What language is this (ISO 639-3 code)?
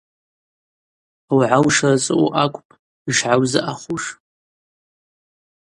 abq